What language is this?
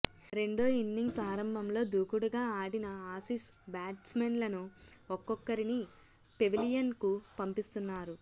Telugu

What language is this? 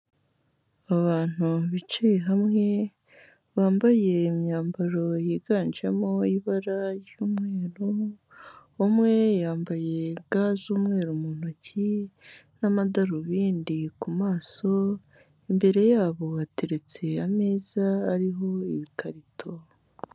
Kinyarwanda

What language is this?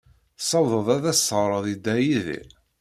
Kabyle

